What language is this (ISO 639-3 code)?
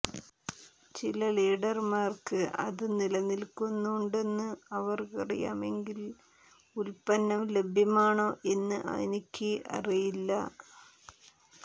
mal